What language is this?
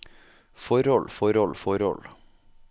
Norwegian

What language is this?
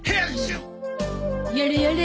Japanese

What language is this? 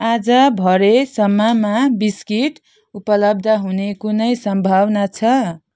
Nepali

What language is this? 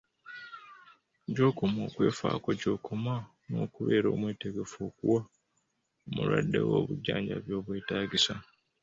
Ganda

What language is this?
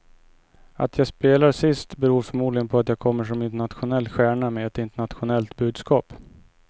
Swedish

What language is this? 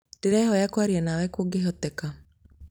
Kikuyu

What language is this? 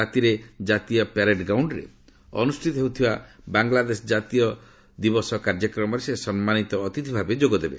Odia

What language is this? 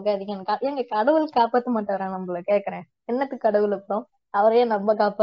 Tamil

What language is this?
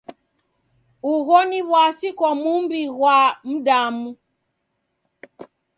Taita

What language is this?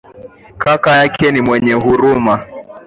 Swahili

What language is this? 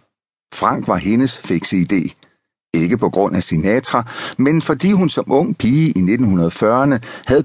Danish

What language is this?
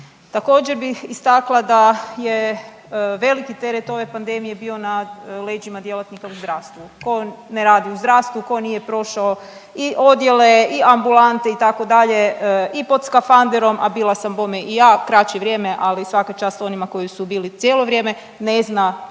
Croatian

